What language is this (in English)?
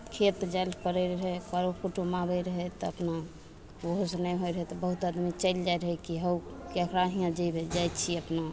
Maithili